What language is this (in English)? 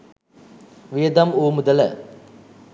Sinhala